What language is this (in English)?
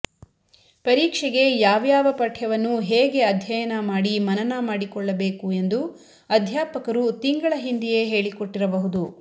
Kannada